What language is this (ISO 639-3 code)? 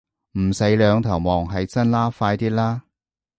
yue